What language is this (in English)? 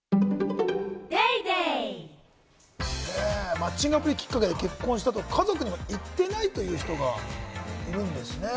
Japanese